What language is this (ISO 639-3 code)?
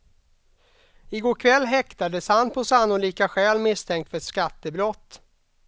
swe